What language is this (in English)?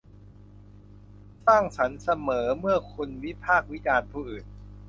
Thai